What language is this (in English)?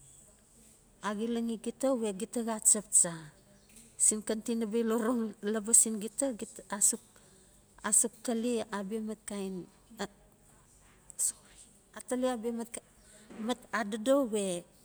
Notsi